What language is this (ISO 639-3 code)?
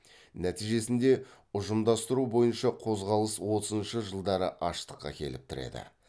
kaz